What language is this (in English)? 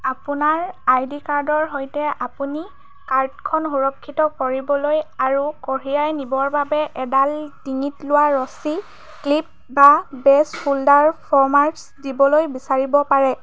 Assamese